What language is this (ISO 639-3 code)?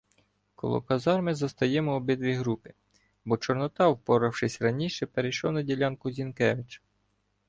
ukr